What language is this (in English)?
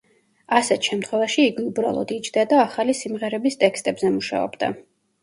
Georgian